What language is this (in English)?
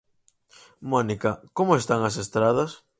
Galician